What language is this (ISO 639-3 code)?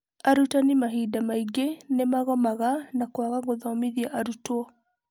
kik